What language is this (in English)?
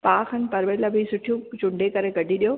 Sindhi